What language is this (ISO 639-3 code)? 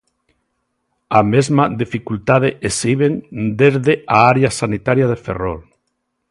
glg